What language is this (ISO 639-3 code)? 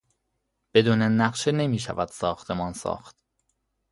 fas